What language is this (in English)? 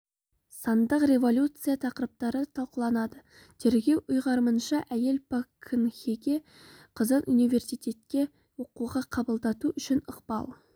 Kazakh